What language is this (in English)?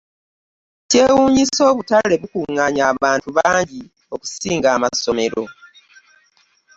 Ganda